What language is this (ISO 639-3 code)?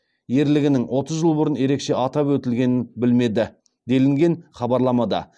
kaz